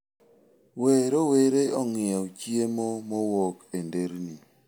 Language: Luo (Kenya and Tanzania)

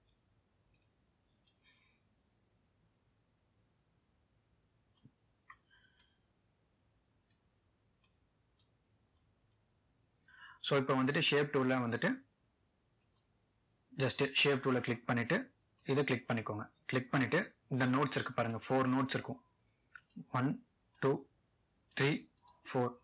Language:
Tamil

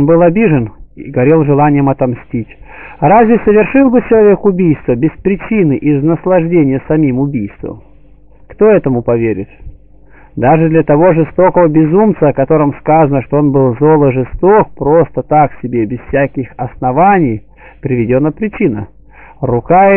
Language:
Russian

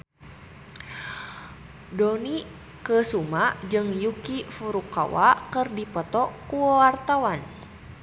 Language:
Sundanese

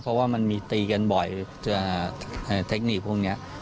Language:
Thai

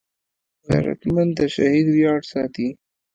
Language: Pashto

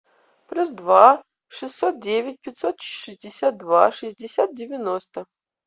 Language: Russian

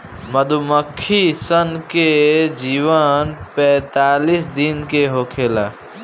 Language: Bhojpuri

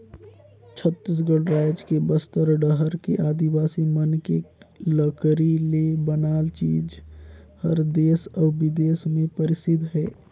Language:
Chhattisgarhi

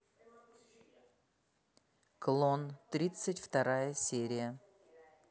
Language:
Russian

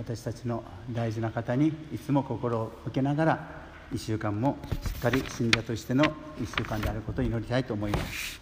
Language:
Japanese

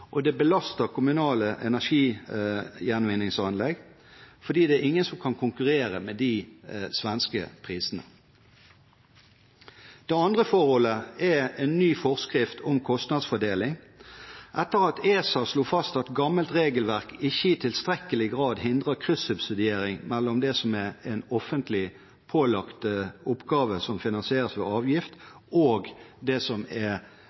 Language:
Norwegian Bokmål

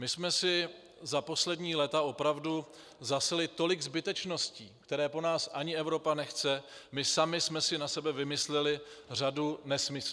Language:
Czech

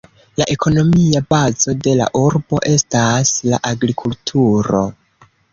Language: Esperanto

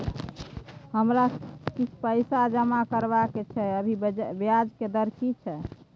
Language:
Maithili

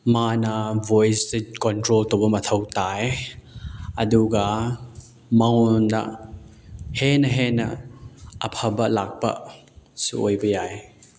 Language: Manipuri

